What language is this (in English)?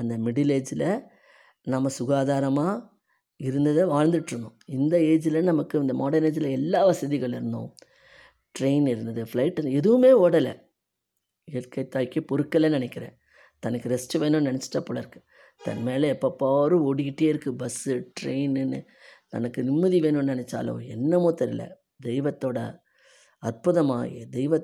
Tamil